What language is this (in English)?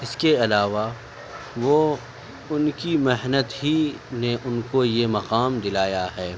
Urdu